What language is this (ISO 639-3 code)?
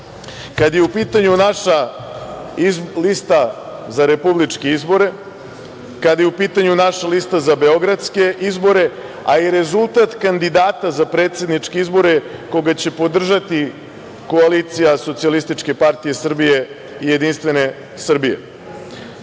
srp